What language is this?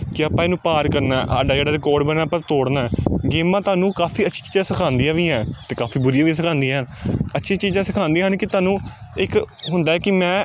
Punjabi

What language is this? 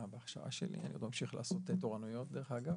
Hebrew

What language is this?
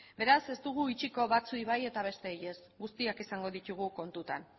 Basque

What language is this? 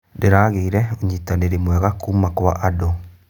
Kikuyu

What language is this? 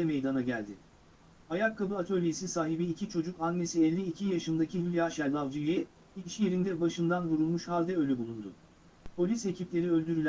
Turkish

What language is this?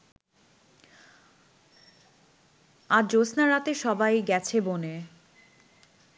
Bangla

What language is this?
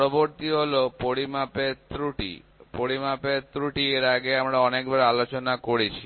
Bangla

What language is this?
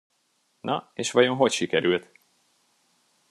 Hungarian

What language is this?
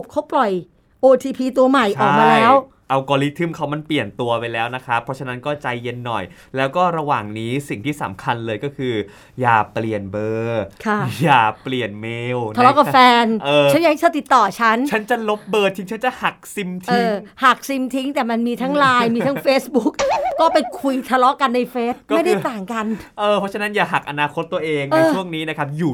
Thai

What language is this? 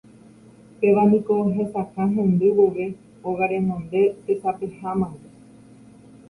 Guarani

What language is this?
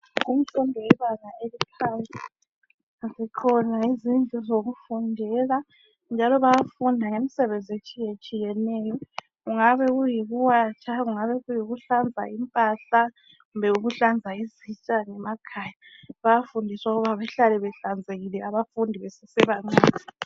North Ndebele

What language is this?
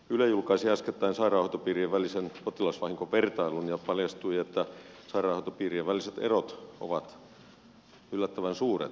Finnish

